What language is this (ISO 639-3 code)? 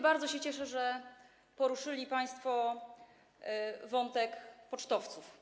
pol